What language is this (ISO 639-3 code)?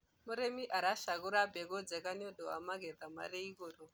kik